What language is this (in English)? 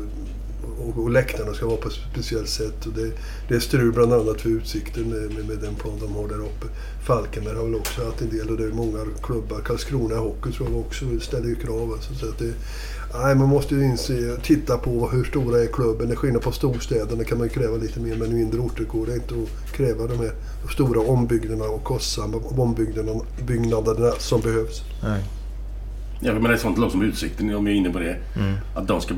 Swedish